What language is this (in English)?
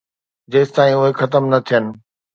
Sindhi